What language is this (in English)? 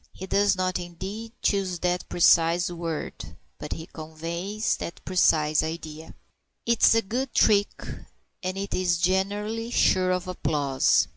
English